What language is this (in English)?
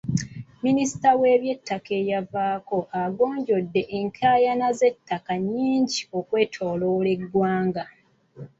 Ganda